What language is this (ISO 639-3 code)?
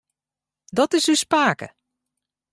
fry